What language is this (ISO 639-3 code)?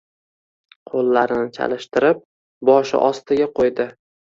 uzb